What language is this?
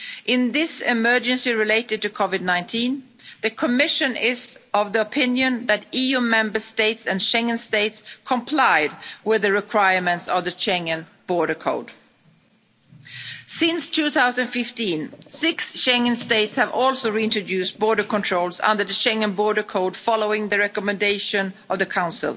English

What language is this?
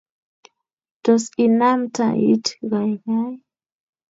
Kalenjin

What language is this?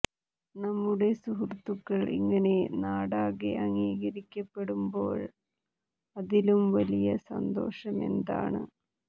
Malayalam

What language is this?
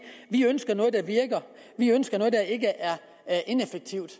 Danish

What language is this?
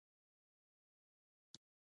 Pashto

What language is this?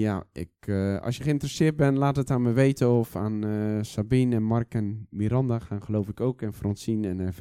Dutch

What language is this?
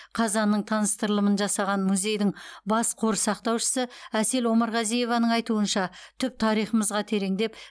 Kazakh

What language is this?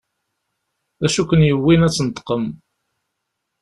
Kabyle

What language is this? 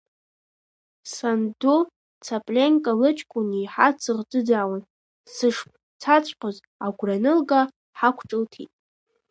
Abkhazian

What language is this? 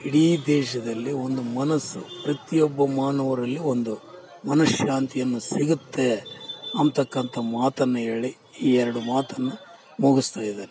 Kannada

